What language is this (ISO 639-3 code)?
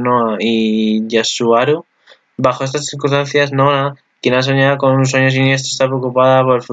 spa